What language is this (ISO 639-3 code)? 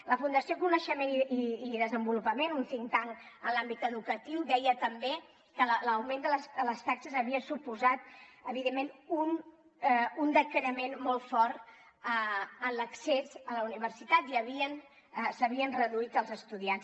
cat